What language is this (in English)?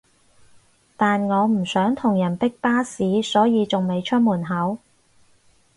Cantonese